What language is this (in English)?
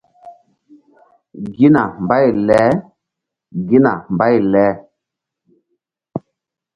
Mbum